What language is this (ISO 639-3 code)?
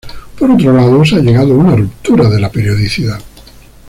spa